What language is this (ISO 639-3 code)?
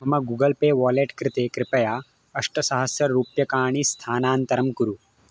san